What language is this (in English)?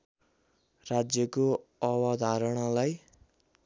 Nepali